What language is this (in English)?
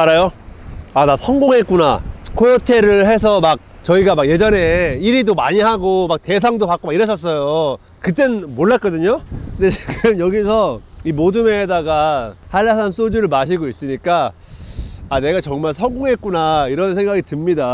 Korean